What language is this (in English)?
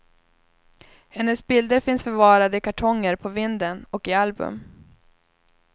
Swedish